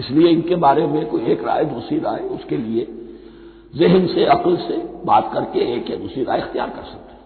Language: Hindi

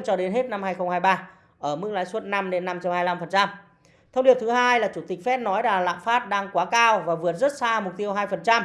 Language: Vietnamese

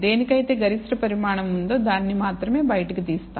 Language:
Telugu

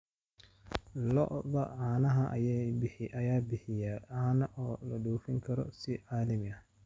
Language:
Somali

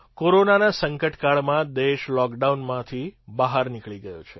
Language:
Gujarati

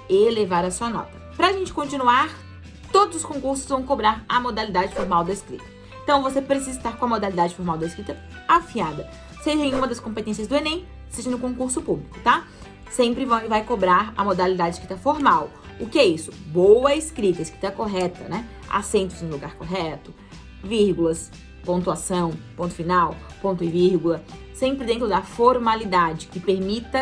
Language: Portuguese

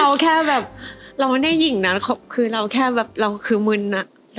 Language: Thai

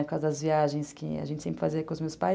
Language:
Portuguese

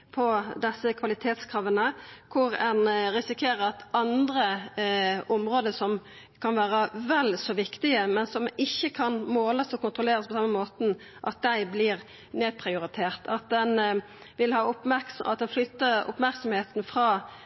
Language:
Norwegian Nynorsk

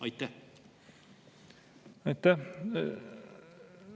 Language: Estonian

